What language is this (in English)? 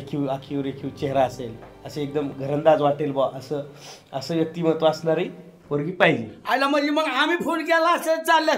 Marathi